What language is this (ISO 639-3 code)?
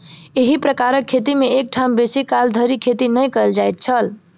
mai